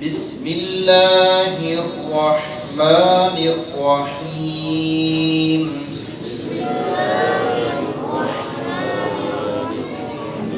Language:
Urdu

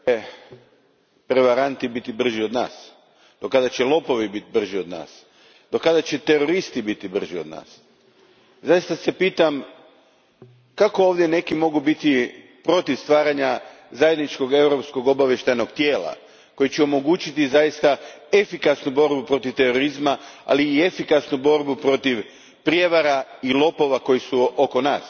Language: Croatian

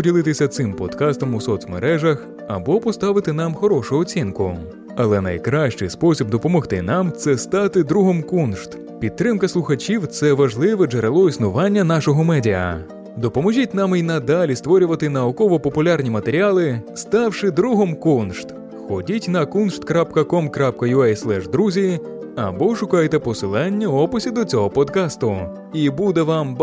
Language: Ukrainian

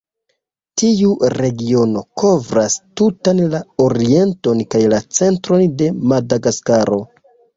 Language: Esperanto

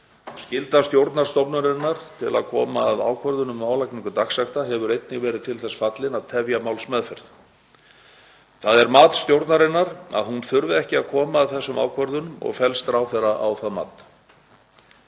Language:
Icelandic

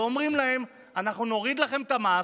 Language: Hebrew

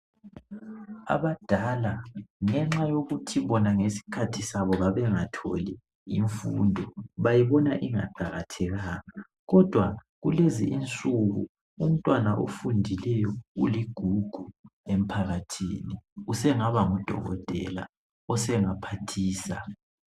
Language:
North Ndebele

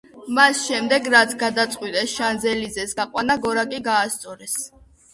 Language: Georgian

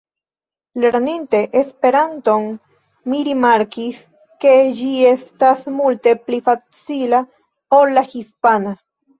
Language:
Esperanto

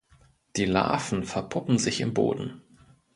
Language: German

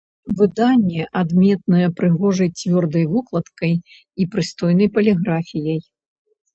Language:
Belarusian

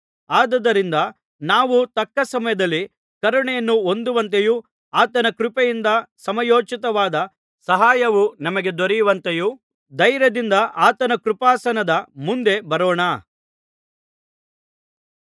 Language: Kannada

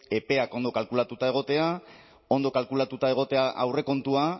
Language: Basque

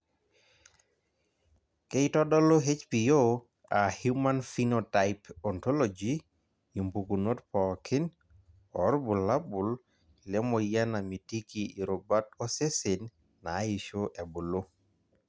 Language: Masai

